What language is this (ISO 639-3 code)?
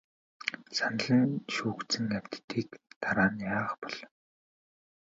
mon